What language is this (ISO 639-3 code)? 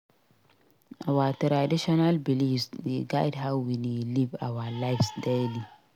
pcm